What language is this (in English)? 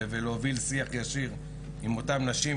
Hebrew